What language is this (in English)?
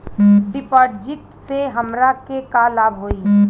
Bhojpuri